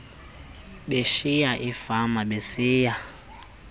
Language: Xhosa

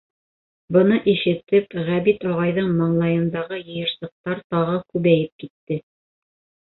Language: Bashkir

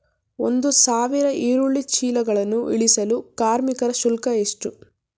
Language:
Kannada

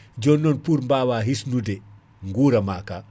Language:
Fula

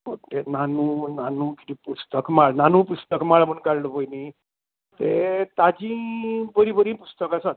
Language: Konkani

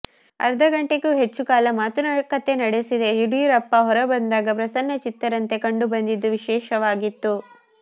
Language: Kannada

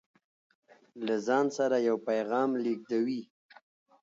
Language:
Pashto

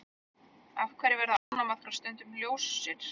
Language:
Icelandic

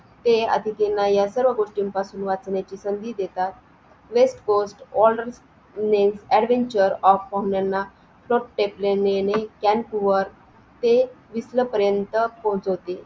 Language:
Marathi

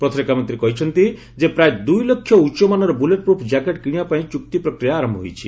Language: Odia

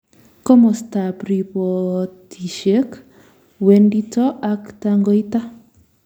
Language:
Kalenjin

